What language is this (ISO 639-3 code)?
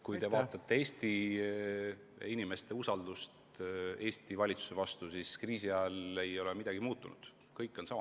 est